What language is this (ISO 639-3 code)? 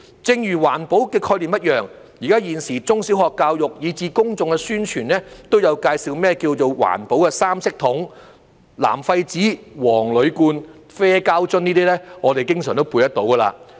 yue